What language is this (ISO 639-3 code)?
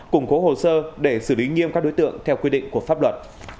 vie